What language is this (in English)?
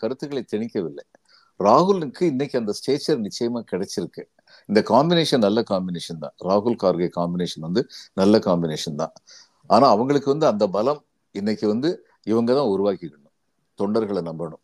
Tamil